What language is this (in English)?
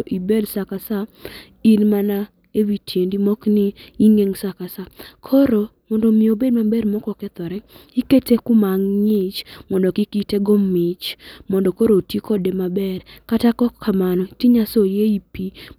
Luo (Kenya and Tanzania)